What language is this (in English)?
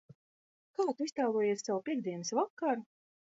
Latvian